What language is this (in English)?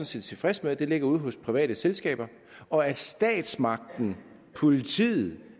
Danish